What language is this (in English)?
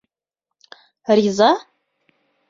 Bashkir